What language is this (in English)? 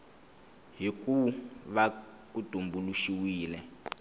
Tsonga